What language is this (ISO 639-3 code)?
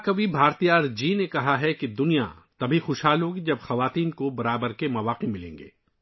urd